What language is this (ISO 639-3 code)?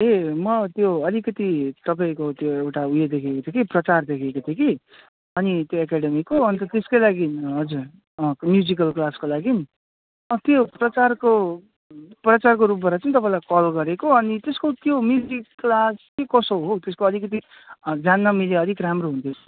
nep